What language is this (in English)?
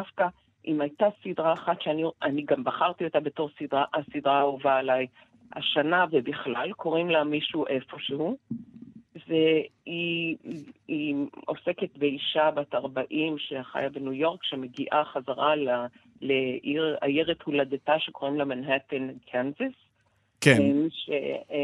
Hebrew